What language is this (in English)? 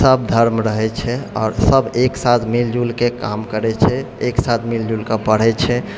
Maithili